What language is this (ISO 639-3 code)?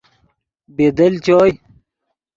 ydg